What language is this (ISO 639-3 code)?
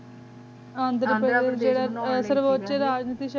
pan